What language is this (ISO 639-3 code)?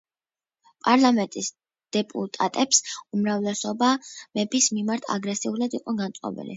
kat